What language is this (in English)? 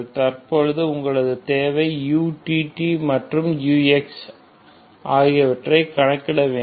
Tamil